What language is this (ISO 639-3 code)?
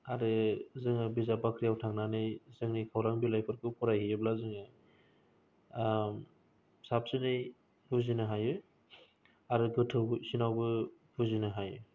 brx